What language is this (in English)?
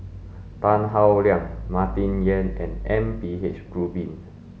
English